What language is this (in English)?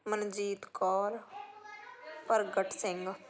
Punjabi